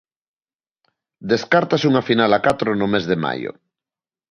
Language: Galician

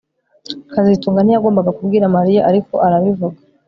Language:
Kinyarwanda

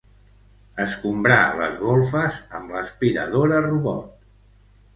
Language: Catalan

